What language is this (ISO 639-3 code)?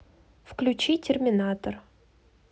rus